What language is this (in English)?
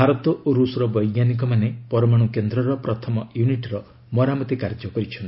Odia